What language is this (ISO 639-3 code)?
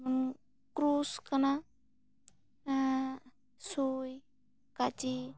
sat